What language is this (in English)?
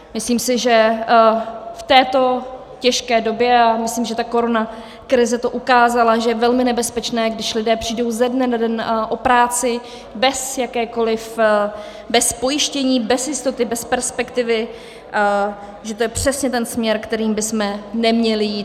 Czech